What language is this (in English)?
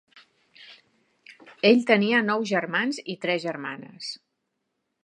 Catalan